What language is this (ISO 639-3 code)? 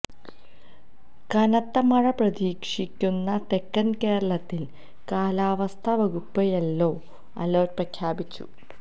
mal